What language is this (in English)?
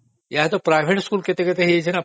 Odia